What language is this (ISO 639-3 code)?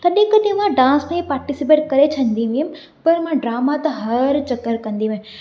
snd